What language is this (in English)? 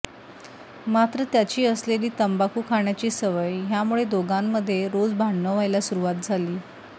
Marathi